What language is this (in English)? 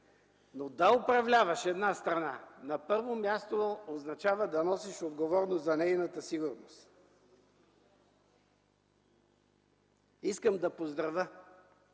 Bulgarian